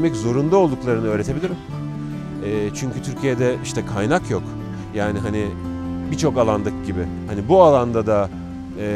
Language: Turkish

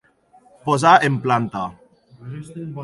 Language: Catalan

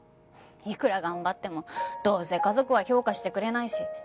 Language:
Japanese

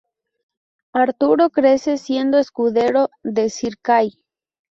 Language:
Spanish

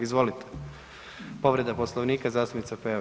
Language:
Croatian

